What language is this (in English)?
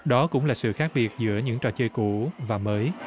Vietnamese